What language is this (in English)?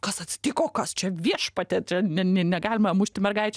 Lithuanian